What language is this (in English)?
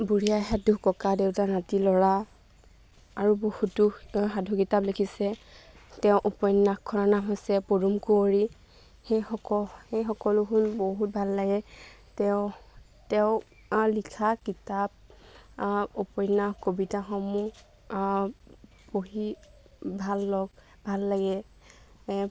Assamese